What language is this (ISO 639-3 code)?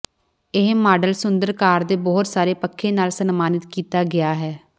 pan